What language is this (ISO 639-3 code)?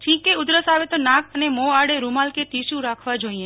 guj